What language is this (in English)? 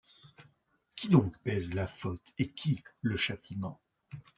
French